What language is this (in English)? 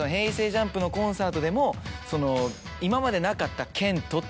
Japanese